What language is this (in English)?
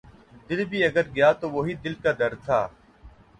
Urdu